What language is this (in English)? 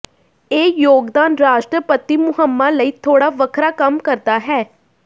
Punjabi